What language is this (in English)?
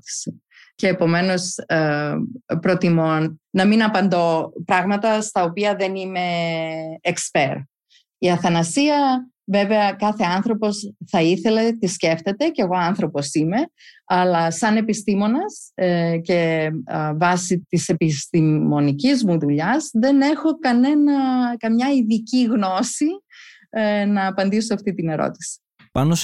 Greek